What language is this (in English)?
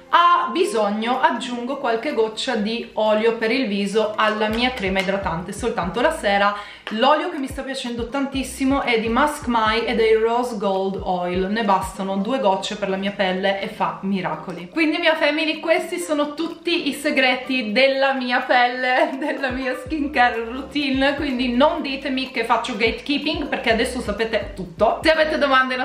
Italian